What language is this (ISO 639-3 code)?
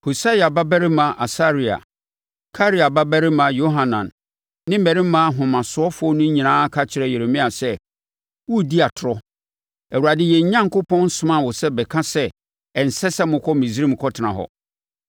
aka